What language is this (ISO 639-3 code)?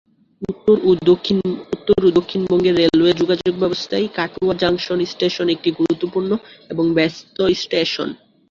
ben